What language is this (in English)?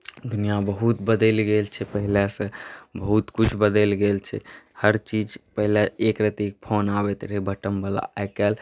Maithili